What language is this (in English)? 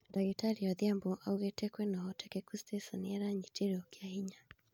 Kikuyu